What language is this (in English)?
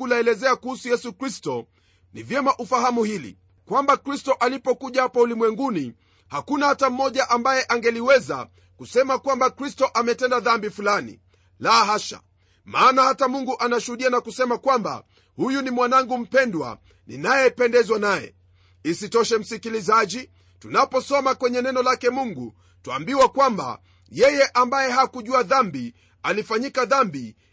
Swahili